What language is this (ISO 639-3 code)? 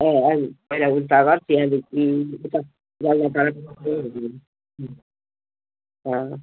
nep